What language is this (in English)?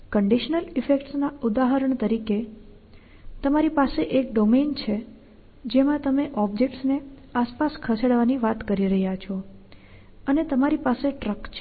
Gujarati